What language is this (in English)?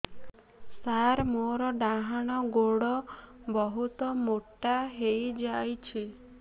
Odia